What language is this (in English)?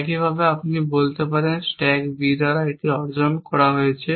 Bangla